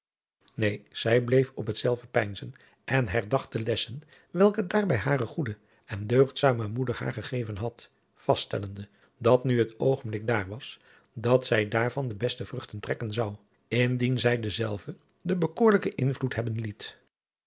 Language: Dutch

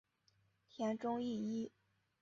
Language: Chinese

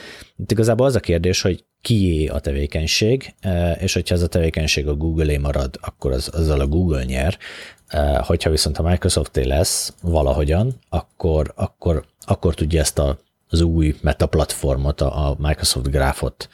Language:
Hungarian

